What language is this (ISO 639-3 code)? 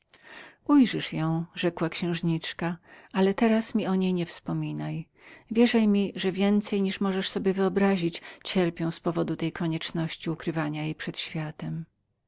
pol